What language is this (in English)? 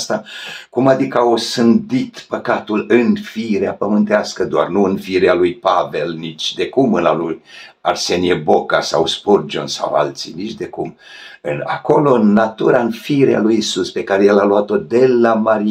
Romanian